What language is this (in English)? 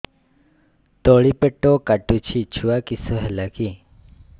Odia